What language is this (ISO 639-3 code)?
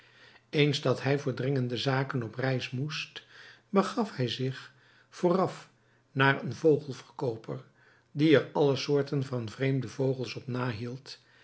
nld